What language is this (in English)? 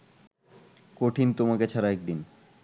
Bangla